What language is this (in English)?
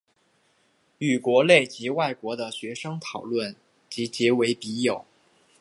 Chinese